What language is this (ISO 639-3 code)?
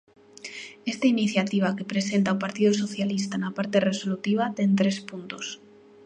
glg